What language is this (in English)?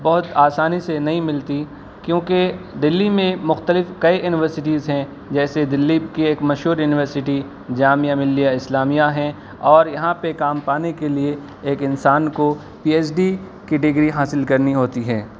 Urdu